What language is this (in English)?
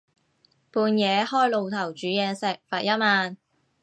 Cantonese